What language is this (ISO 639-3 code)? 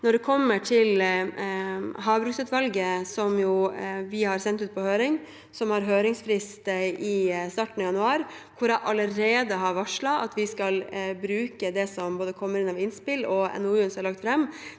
nor